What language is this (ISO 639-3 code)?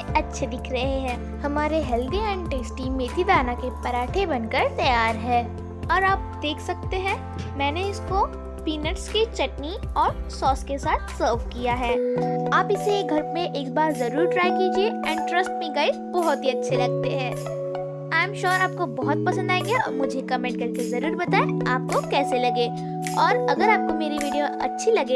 hin